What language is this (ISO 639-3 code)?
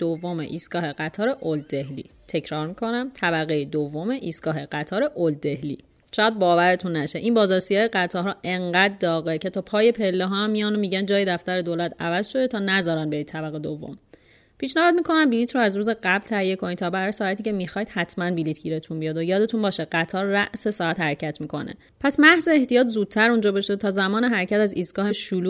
fas